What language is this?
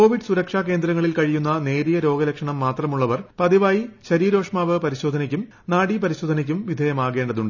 Malayalam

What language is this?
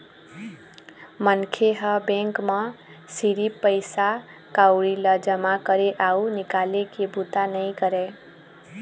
Chhattisgarhi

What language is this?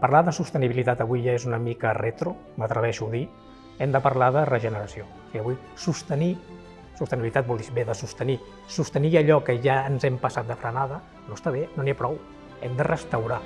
Catalan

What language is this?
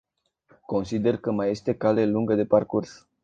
Romanian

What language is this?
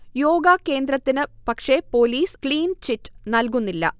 Malayalam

